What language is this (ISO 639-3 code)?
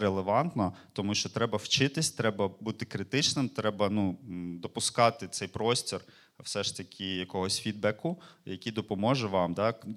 ukr